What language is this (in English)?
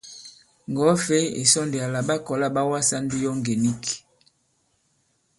Bankon